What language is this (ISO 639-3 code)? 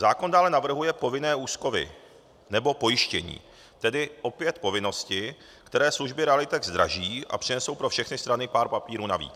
ces